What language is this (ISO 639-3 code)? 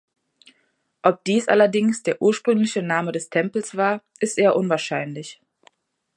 deu